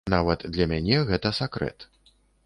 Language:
Belarusian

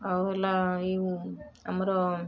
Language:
Odia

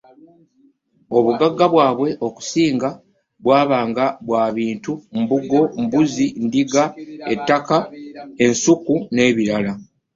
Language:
Ganda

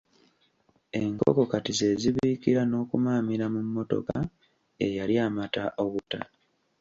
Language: Ganda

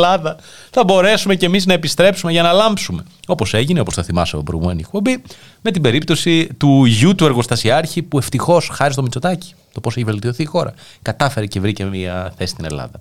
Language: Greek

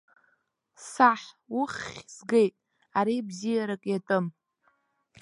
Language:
Abkhazian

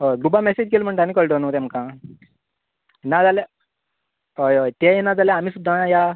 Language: Konkani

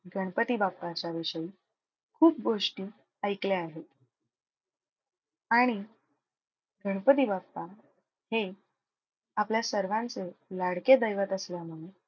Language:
Marathi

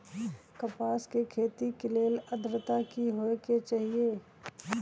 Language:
Magahi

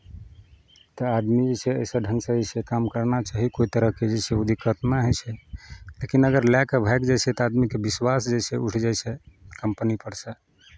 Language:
Maithili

